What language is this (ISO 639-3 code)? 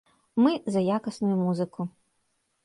bel